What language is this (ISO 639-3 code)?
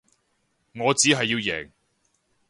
yue